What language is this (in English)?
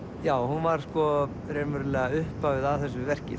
Icelandic